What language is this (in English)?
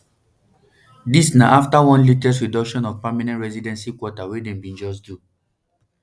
Nigerian Pidgin